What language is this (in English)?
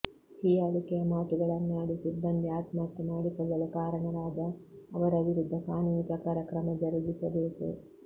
Kannada